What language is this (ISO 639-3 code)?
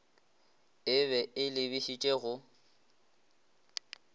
nso